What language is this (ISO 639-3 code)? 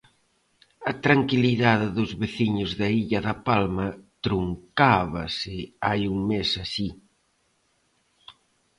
glg